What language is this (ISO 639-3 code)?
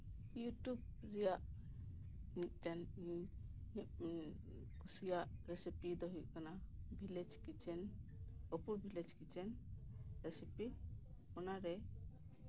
sat